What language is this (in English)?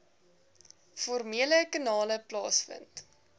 Afrikaans